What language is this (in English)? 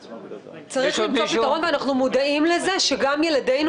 Hebrew